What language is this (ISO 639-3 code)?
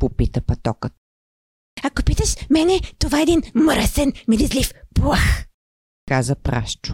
bul